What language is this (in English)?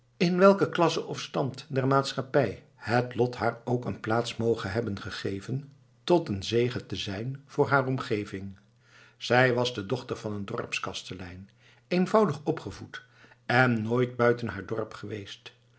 Dutch